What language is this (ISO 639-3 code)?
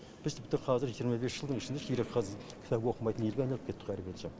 kaz